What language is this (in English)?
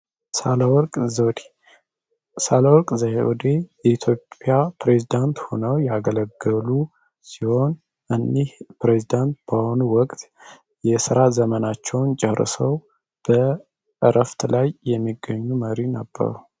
Amharic